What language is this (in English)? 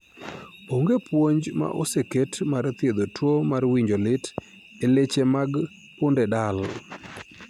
Luo (Kenya and Tanzania)